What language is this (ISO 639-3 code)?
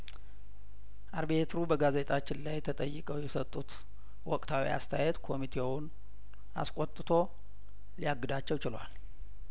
amh